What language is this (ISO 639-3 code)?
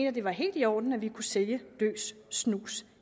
dan